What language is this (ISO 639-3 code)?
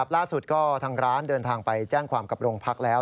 tha